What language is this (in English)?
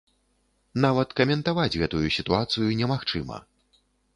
Belarusian